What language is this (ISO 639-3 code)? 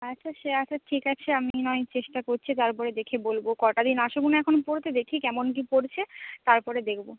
ben